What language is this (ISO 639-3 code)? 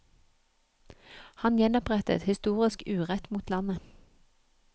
nor